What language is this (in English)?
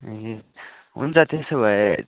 Nepali